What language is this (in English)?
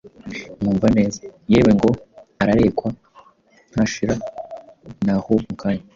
Kinyarwanda